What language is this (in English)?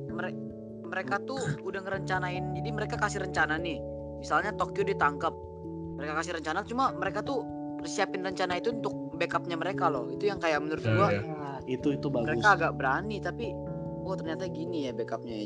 Indonesian